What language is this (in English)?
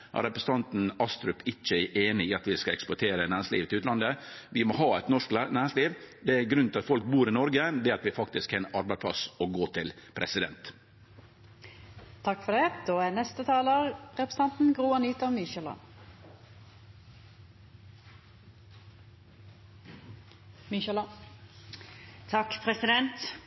Norwegian Nynorsk